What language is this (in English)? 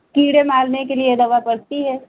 Hindi